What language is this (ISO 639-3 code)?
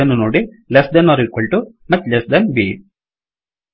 kan